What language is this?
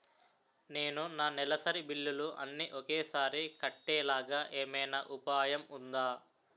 Telugu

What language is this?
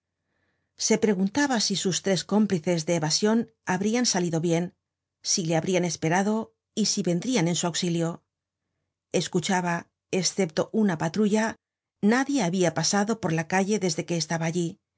Spanish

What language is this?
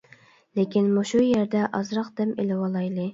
Uyghur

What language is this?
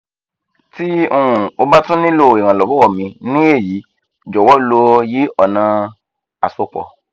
Yoruba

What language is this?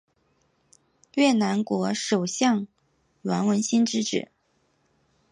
Chinese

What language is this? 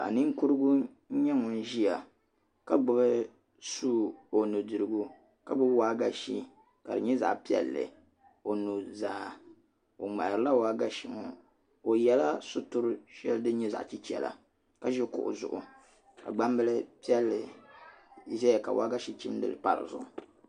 Dagbani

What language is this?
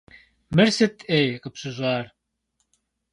Kabardian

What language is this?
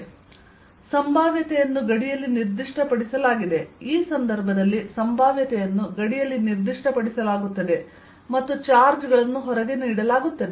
Kannada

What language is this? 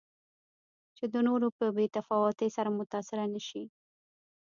Pashto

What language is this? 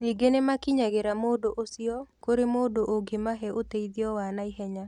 Kikuyu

